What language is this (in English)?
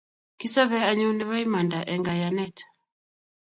Kalenjin